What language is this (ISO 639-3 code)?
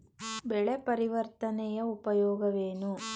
kan